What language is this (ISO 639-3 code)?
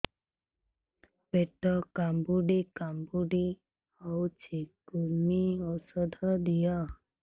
ori